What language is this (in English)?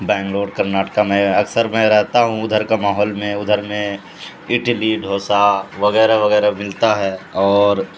Urdu